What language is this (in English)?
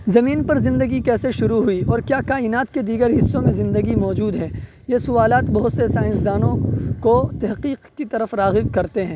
Urdu